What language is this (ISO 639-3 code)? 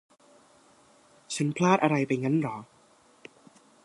tha